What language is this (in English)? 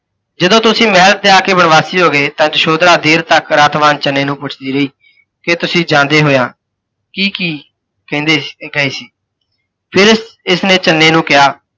Punjabi